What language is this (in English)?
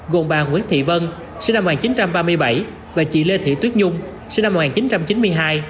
Vietnamese